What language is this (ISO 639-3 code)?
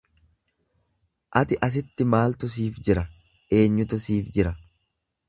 orm